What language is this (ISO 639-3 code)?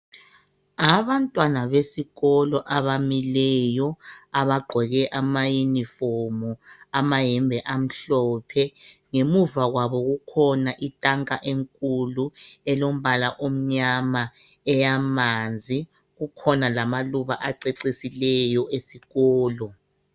nde